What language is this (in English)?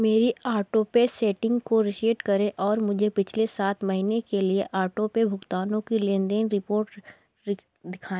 Hindi